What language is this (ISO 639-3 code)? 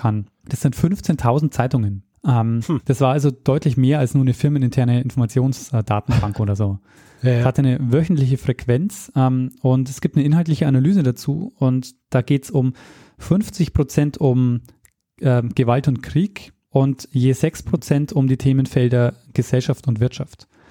deu